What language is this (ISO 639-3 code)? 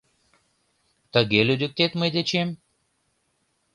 chm